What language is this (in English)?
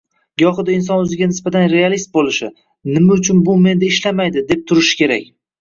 Uzbek